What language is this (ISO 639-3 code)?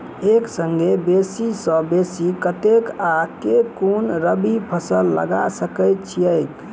mai